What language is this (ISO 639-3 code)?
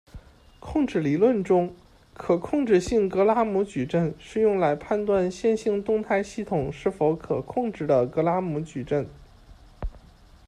zho